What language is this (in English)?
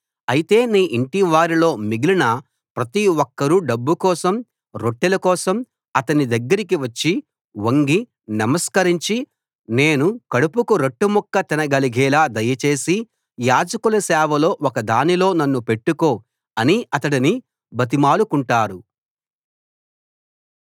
Telugu